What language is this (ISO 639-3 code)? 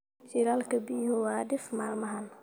som